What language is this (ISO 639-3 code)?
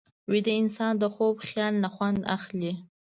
pus